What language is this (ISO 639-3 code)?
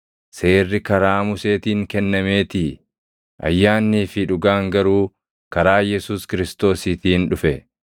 orm